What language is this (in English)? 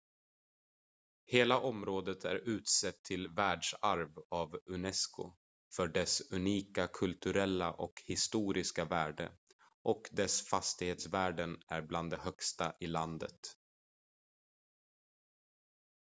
Swedish